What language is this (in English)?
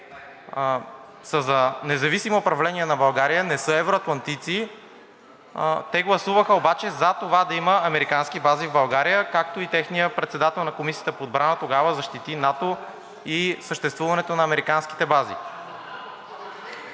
Bulgarian